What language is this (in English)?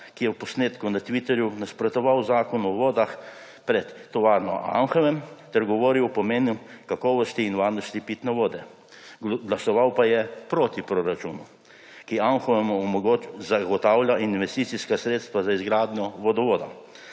Slovenian